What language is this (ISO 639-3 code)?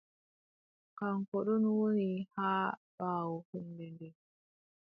fub